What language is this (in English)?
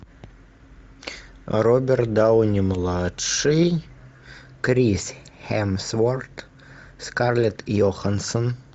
Russian